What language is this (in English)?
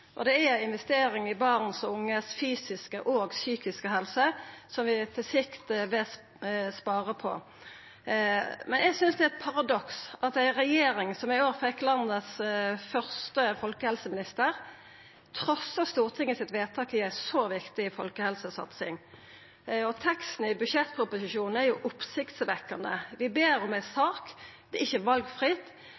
Norwegian Nynorsk